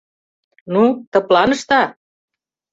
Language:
Mari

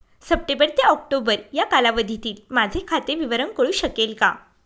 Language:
Marathi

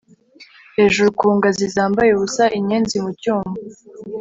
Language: Kinyarwanda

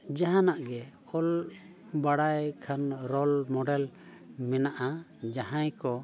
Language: Santali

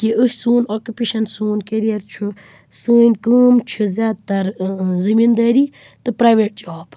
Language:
Kashmiri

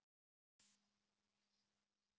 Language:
Icelandic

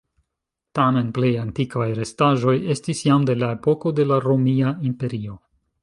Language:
Esperanto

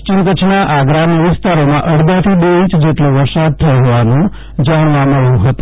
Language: Gujarati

